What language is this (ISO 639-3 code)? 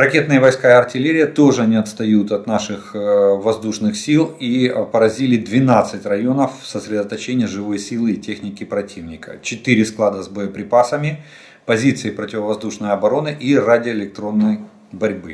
rus